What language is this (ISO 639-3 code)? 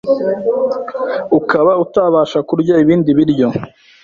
kin